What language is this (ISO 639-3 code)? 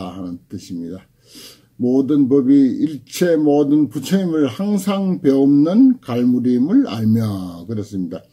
kor